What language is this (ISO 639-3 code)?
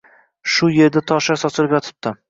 uzb